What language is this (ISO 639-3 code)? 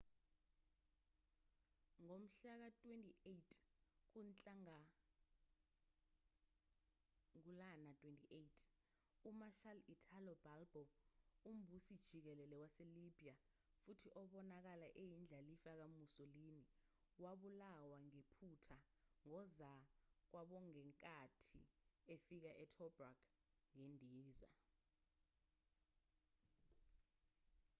zul